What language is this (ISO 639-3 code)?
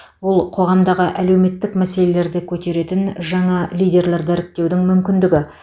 kaz